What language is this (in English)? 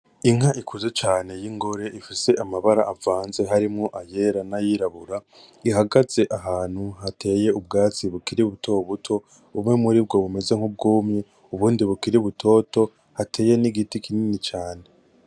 Rundi